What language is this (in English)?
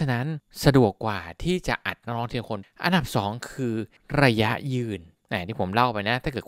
Thai